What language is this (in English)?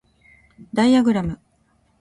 Japanese